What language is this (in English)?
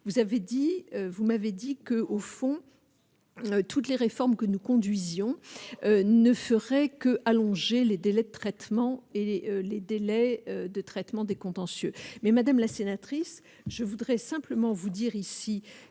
French